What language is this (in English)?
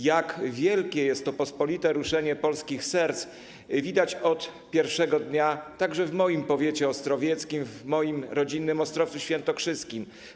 Polish